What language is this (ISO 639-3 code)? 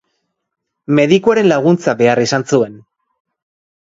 eus